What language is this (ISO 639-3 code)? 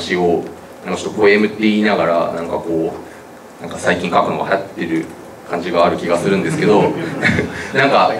jpn